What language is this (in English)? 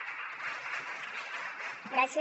Catalan